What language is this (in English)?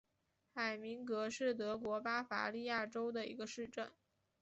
Chinese